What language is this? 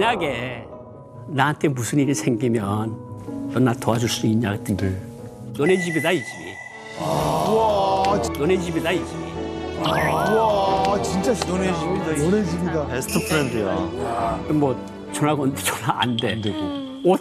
Korean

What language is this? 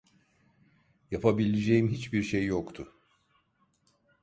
Turkish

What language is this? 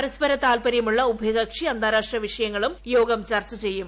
Malayalam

